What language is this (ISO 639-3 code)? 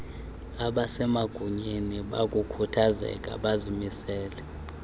xho